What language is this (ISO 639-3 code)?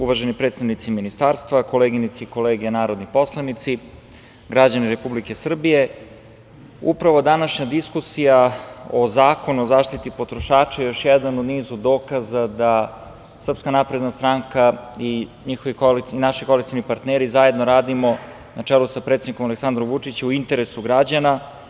srp